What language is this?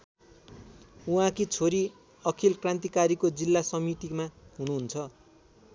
Nepali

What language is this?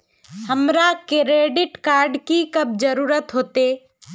Magahi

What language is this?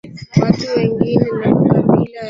Swahili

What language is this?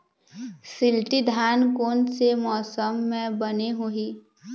Chhattisgarhi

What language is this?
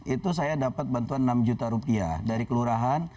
Indonesian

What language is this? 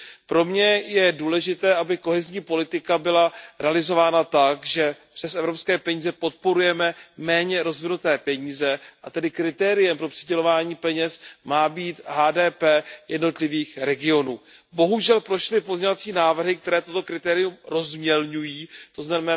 Czech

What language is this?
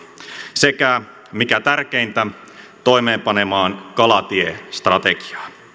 Finnish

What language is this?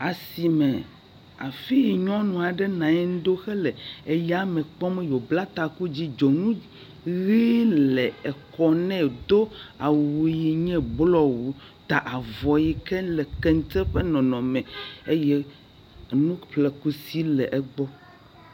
Ewe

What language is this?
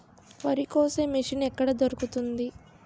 Telugu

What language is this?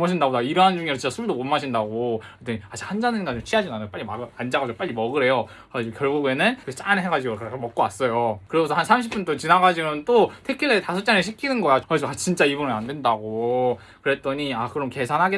Korean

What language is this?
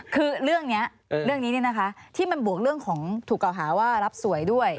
Thai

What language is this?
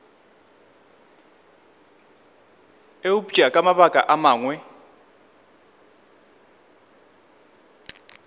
Northern Sotho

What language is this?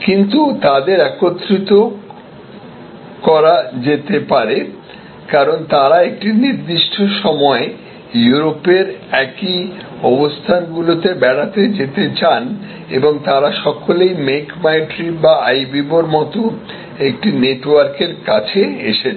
Bangla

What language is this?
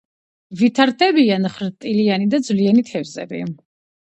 Georgian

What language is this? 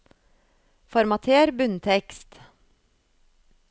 Norwegian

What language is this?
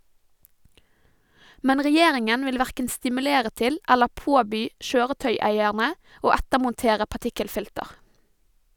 Norwegian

